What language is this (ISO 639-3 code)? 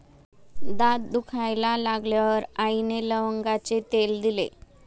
mar